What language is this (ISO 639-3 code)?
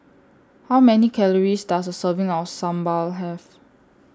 eng